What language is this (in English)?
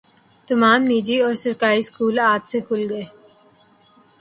Urdu